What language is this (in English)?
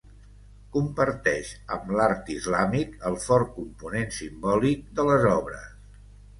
Catalan